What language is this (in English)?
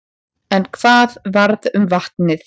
Icelandic